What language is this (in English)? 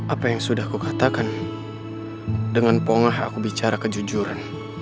Indonesian